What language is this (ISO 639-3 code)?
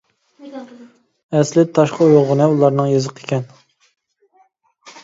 uig